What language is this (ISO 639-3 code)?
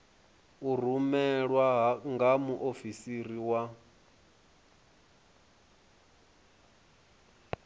ven